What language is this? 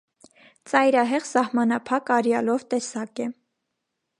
Armenian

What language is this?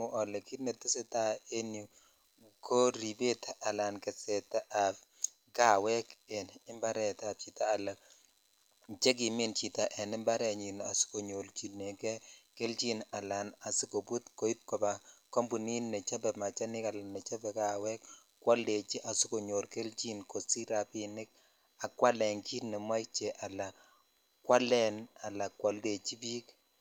Kalenjin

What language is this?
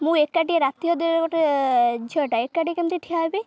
Odia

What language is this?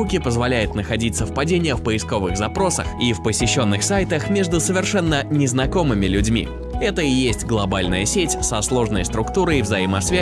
Russian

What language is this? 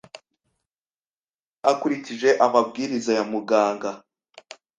Kinyarwanda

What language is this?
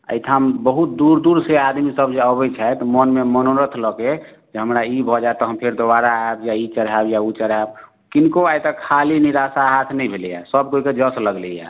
Maithili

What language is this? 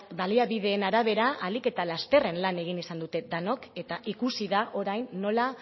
Basque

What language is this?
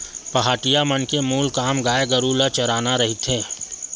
Chhattisgarhi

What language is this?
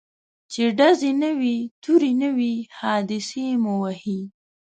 Pashto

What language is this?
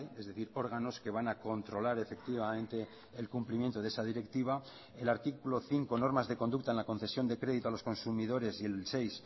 Spanish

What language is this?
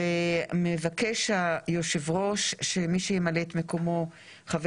Hebrew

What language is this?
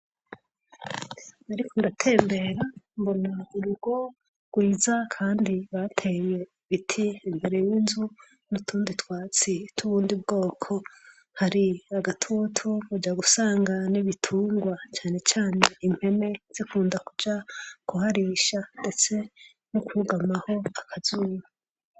Rundi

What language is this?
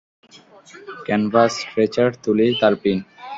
Bangla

